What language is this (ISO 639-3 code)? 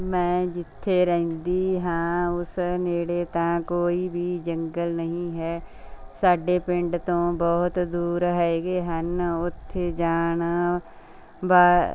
pan